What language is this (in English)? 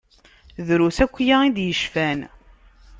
Kabyle